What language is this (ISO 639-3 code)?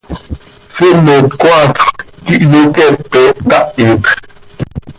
sei